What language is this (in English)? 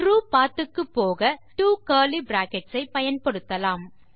Tamil